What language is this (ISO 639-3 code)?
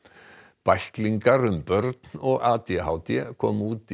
isl